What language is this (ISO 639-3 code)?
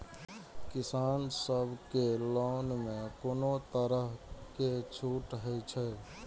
mai